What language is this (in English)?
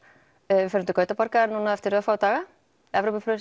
Icelandic